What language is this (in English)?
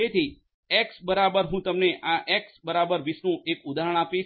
Gujarati